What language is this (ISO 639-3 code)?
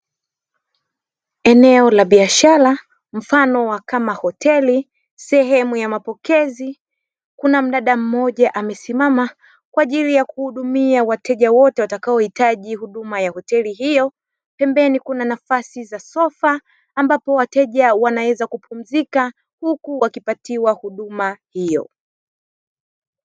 swa